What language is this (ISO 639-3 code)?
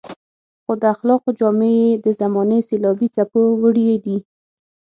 pus